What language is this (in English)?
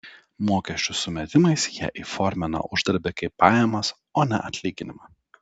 Lithuanian